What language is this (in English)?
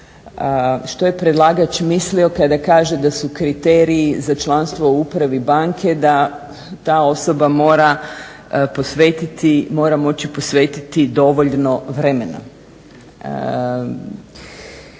Croatian